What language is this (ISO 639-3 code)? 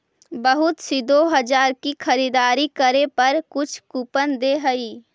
mag